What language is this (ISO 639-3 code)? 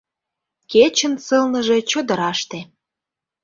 chm